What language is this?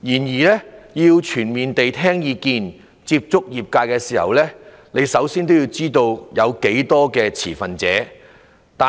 Cantonese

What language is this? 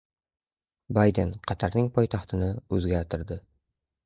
Uzbek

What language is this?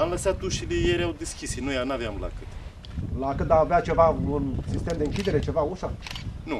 Romanian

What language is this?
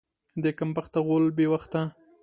Pashto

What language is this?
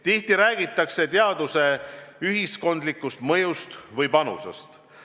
Estonian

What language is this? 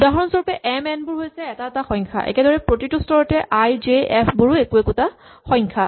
Assamese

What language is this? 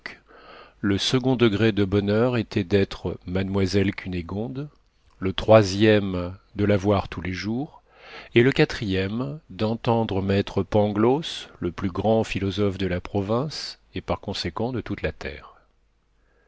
French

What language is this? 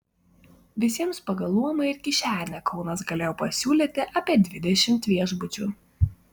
Lithuanian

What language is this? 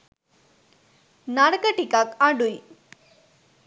Sinhala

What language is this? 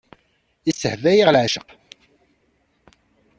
Kabyle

